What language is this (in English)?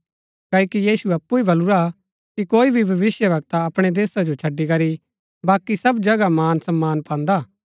Gaddi